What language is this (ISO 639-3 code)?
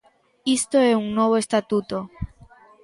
glg